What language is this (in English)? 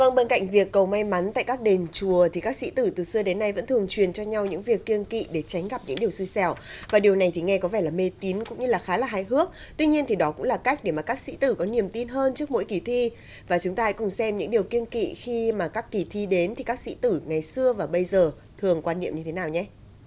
Vietnamese